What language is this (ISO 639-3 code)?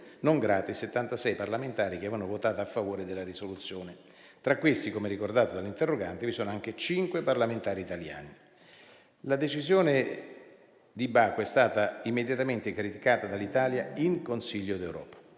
ita